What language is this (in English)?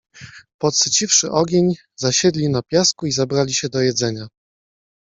Polish